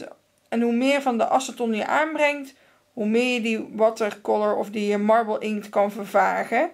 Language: Dutch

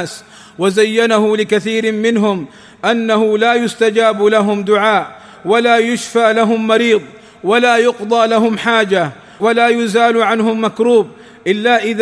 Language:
Arabic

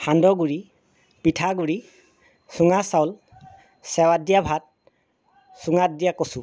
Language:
Assamese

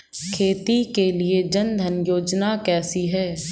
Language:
Hindi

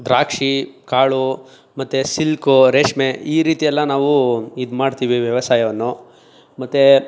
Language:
Kannada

